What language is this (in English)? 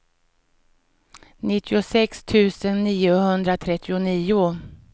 Swedish